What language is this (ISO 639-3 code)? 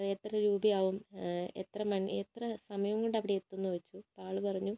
mal